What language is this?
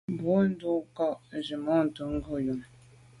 Medumba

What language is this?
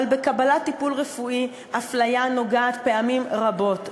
Hebrew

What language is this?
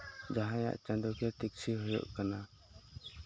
Santali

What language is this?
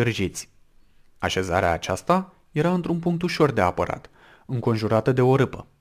Romanian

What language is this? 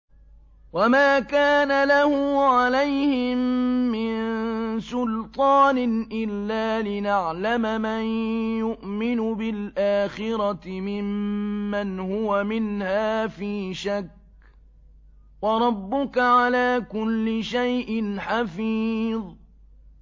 Arabic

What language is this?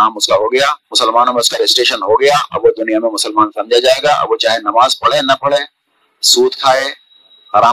Urdu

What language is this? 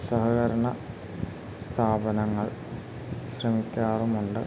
Malayalam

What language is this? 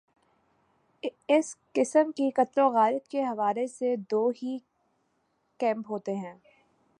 Urdu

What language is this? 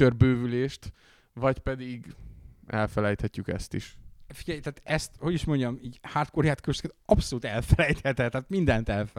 Hungarian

